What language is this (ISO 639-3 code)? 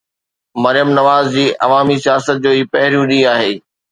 snd